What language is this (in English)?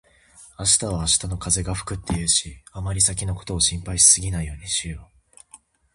Japanese